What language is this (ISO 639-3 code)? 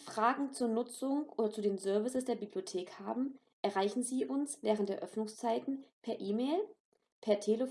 deu